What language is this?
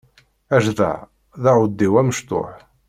Kabyle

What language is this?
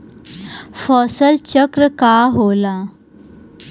Bhojpuri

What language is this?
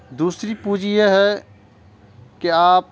Urdu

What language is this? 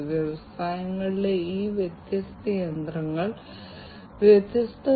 Malayalam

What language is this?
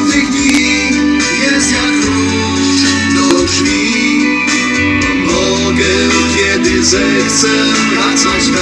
Romanian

